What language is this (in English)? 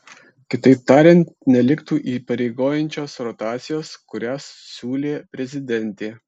Lithuanian